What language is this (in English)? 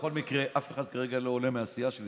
Hebrew